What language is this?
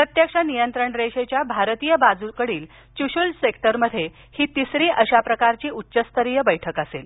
Marathi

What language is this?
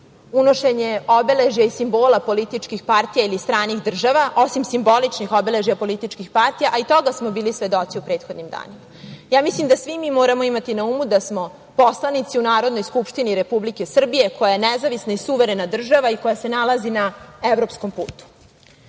Serbian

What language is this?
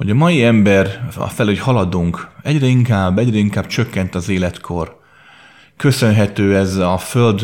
Hungarian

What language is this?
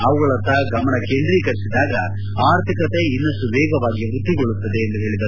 Kannada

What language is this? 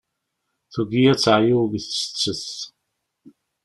Kabyle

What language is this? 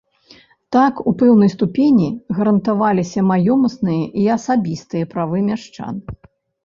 Belarusian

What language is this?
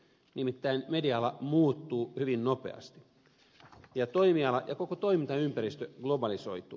Finnish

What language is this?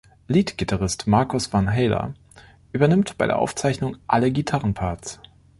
German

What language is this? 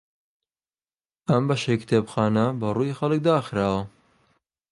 Central Kurdish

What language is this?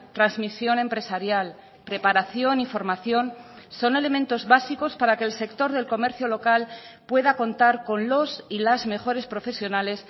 Spanish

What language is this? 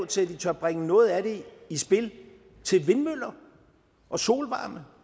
Danish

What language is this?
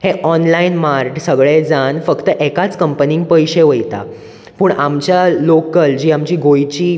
Konkani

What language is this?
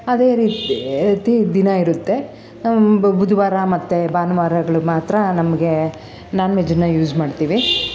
Kannada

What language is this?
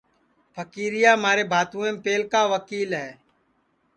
Sansi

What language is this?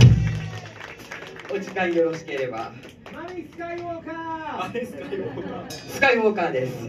Japanese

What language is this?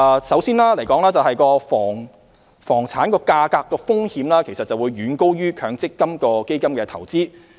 Cantonese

